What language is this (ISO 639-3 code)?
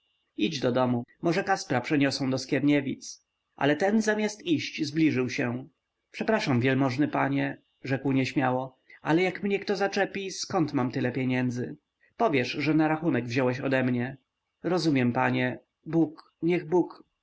pol